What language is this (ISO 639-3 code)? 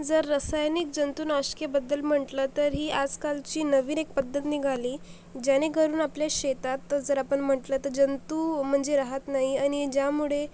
mar